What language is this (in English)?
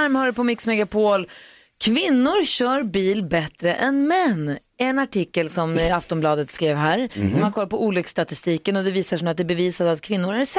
Swedish